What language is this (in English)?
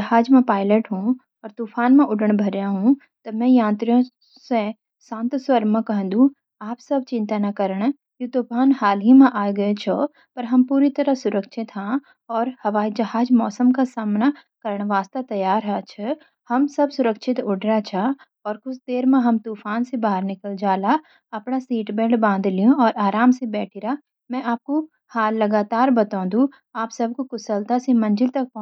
Garhwali